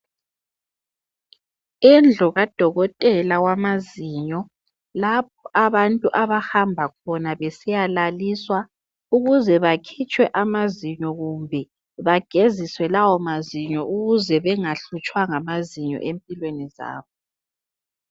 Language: North Ndebele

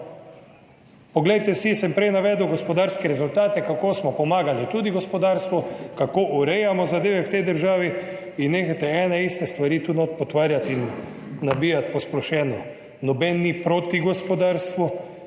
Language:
Slovenian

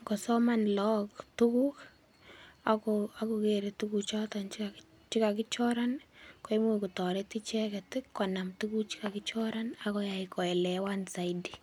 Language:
Kalenjin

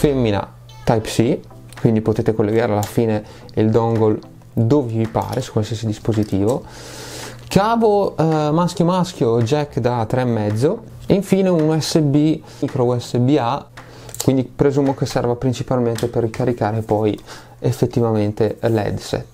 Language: Italian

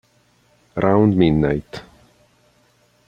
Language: Italian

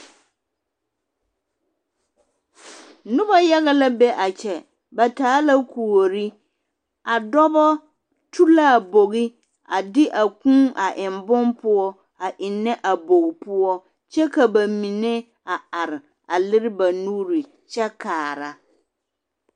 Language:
Southern Dagaare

